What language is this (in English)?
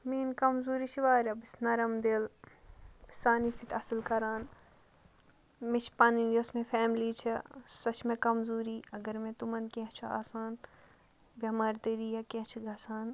Kashmiri